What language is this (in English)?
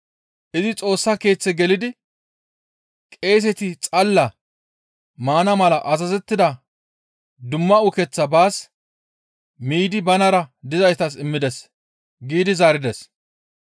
Gamo